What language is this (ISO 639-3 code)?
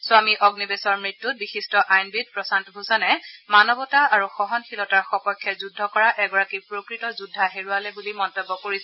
asm